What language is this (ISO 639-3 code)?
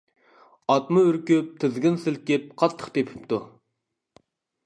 uig